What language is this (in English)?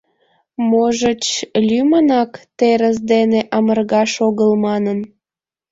Mari